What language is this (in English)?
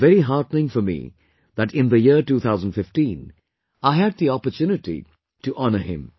English